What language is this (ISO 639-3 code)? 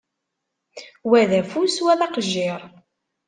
kab